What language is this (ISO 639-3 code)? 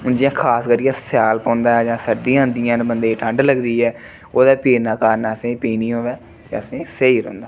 doi